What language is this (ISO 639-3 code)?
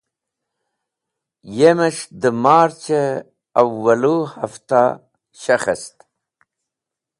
wbl